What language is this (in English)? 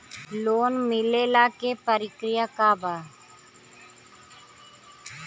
Bhojpuri